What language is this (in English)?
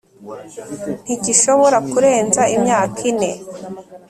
Kinyarwanda